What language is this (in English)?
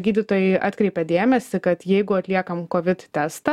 Lithuanian